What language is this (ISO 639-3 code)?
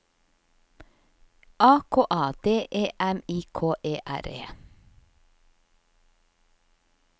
nor